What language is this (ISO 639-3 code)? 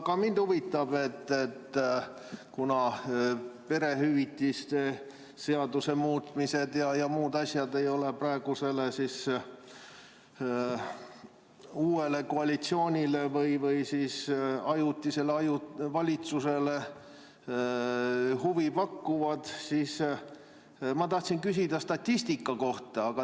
est